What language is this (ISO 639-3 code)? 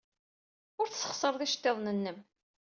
kab